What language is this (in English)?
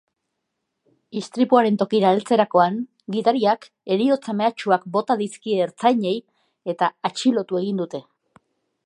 Basque